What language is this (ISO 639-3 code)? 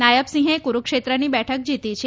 guj